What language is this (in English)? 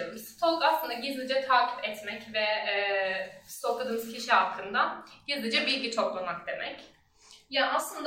Turkish